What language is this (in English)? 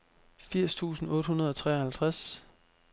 Danish